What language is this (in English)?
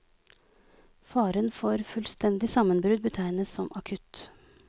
Norwegian